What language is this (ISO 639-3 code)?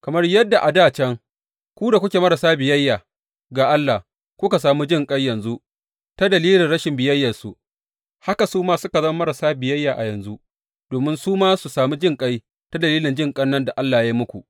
hau